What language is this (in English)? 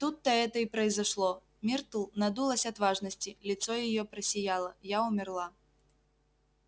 Russian